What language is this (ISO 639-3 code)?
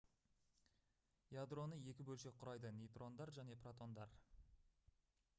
kaz